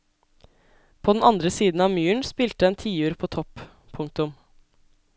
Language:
Norwegian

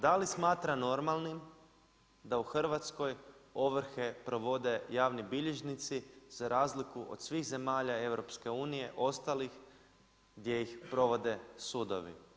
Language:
Croatian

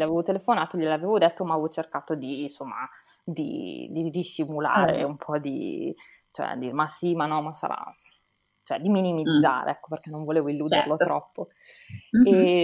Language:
Italian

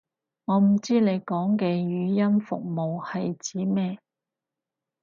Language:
Cantonese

